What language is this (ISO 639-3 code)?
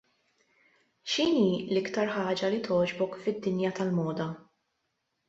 mlt